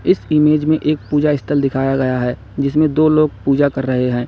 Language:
Hindi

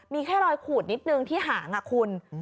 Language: Thai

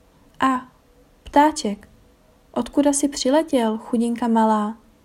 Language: Czech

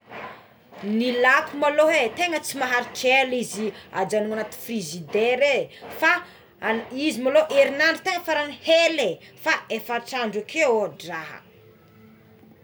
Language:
Tsimihety Malagasy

